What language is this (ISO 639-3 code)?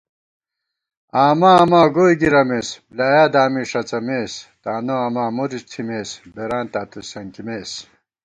gwt